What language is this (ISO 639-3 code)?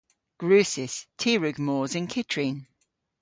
cor